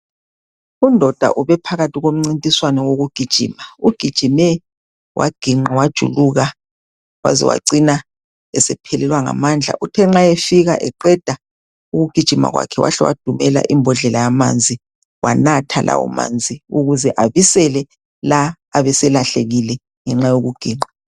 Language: North Ndebele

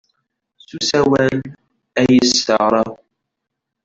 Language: Kabyle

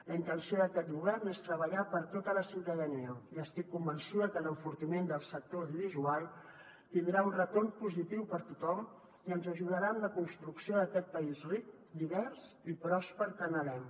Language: Catalan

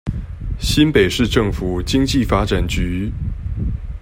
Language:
Chinese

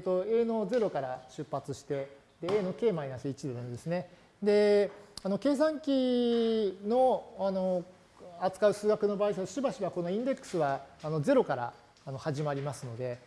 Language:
Japanese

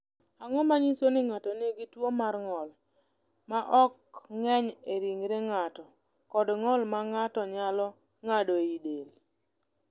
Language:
Luo (Kenya and Tanzania)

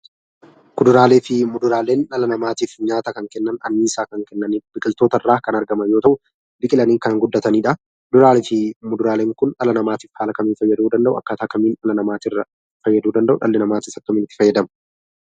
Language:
Oromo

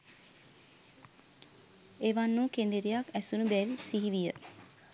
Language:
Sinhala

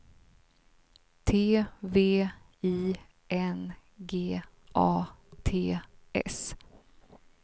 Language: Swedish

